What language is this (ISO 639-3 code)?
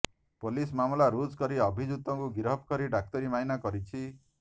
ori